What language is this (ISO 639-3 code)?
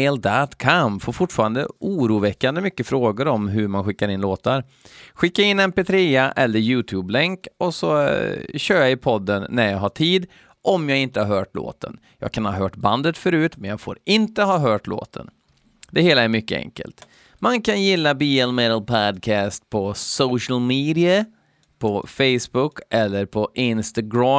swe